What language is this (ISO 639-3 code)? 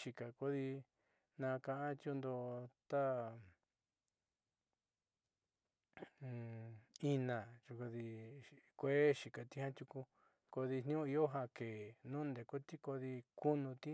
mxy